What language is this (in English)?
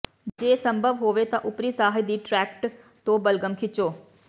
Punjabi